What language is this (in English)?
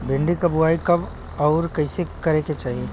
Bhojpuri